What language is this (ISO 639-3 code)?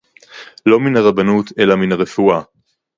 heb